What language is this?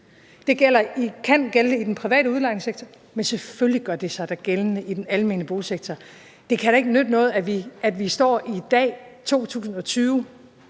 Danish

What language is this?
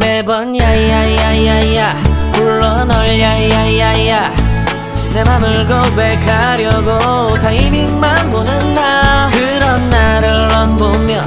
Korean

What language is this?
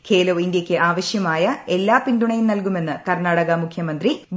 Malayalam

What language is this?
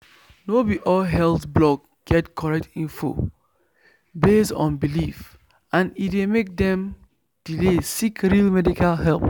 Nigerian Pidgin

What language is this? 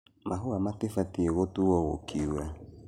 Kikuyu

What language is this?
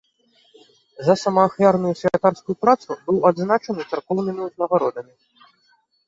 Belarusian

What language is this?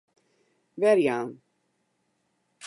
Western Frisian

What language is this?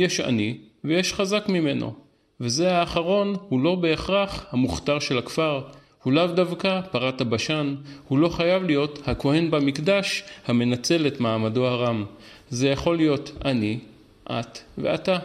Hebrew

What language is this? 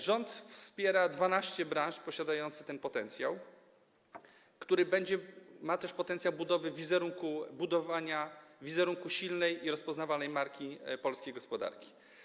Polish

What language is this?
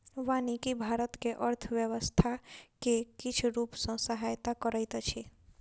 Maithili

